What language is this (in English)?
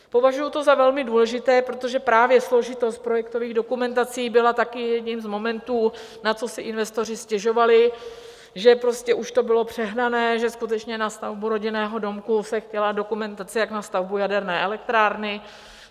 Czech